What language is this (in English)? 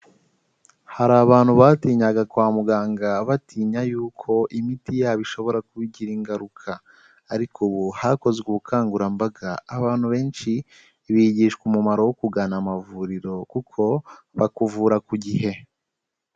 Kinyarwanda